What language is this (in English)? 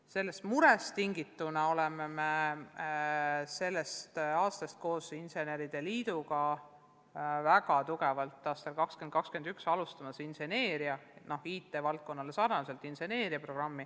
Estonian